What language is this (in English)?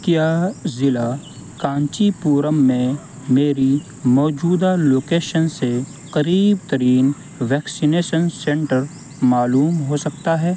Urdu